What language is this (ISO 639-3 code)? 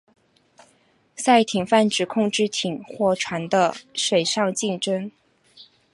zho